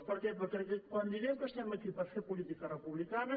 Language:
Catalan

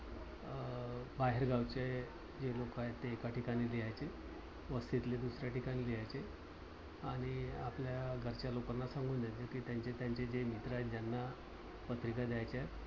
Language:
Marathi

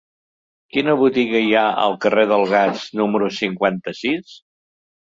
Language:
Catalan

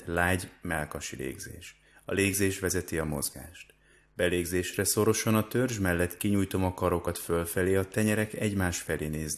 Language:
Hungarian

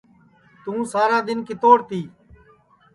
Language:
Sansi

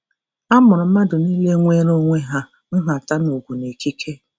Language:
Igbo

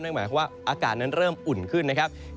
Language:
Thai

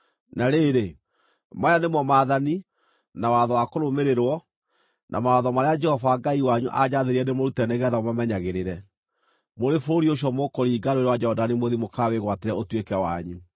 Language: Kikuyu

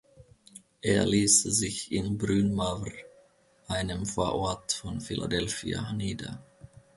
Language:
German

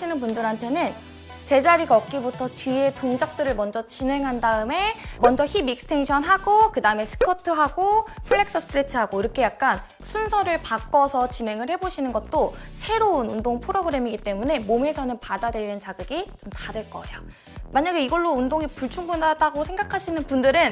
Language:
Korean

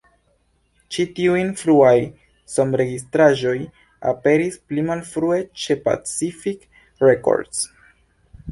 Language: Esperanto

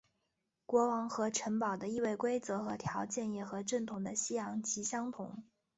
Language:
Chinese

